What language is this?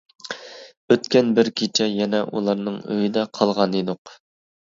Uyghur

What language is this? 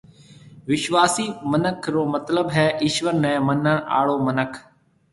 Marwari (Pakistan)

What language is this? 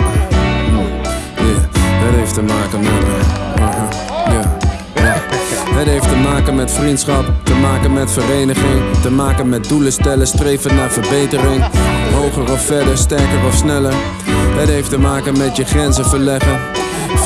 Dutch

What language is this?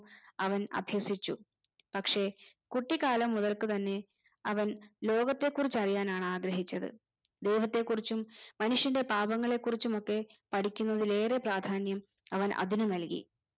Malayalam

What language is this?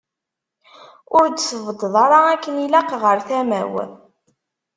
Kabyle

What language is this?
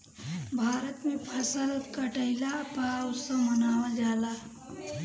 Bhojpuri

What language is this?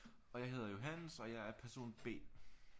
Danish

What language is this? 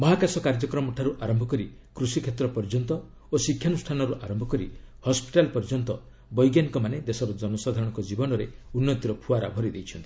Odia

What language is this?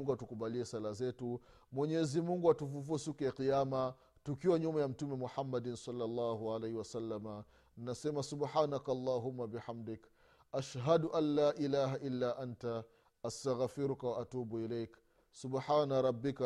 Swahili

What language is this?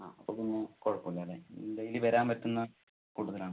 Malayalam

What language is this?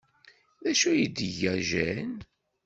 Kabyle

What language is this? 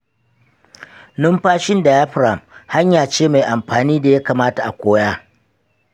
Hausa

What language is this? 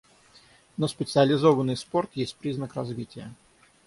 Russian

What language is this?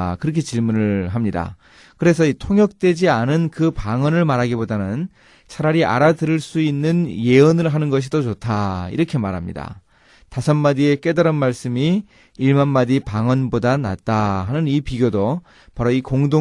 Korean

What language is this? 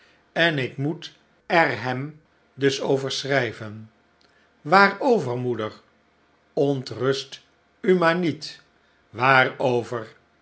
Dutch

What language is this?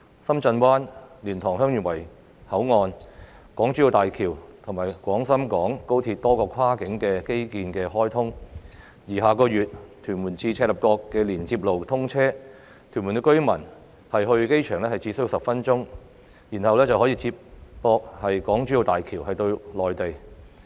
Cantonese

